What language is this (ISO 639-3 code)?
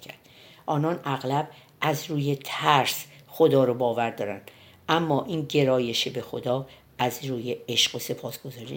fas